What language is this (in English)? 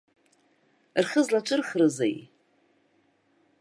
Abkhazian